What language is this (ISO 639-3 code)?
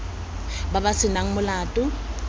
tsn